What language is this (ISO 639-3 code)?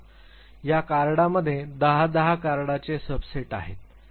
mar